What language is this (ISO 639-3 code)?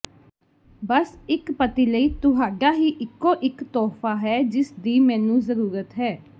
pan